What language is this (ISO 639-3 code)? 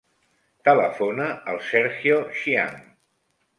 cat